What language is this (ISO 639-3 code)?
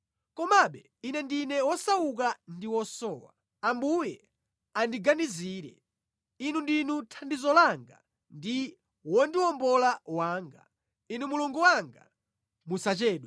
nya